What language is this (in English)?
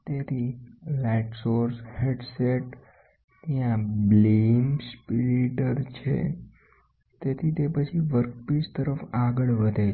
Gujarati